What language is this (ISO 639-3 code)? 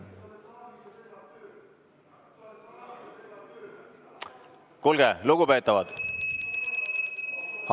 est